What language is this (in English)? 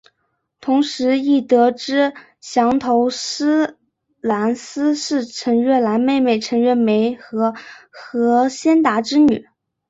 Chinese